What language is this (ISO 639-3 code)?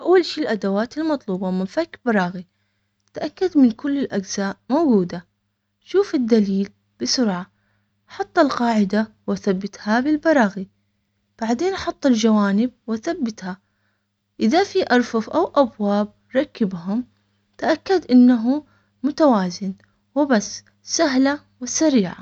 acx